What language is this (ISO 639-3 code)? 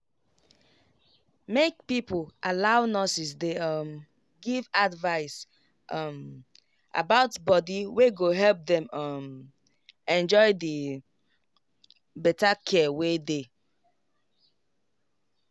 pcm